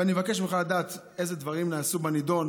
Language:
Hebrew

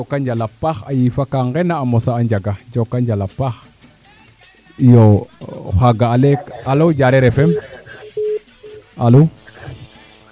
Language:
Serer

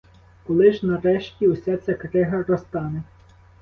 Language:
Ukrainian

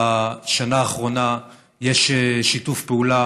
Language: Hebrew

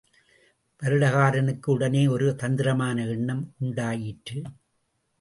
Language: Tamil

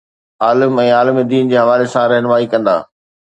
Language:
Sindhi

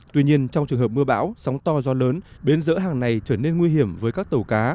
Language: Vietnamese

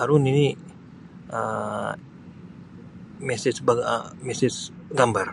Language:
Sabah Bisaya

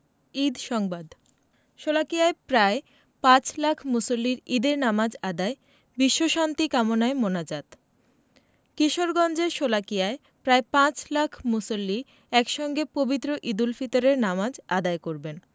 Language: Bangla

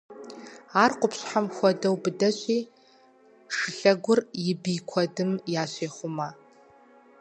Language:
Kabardian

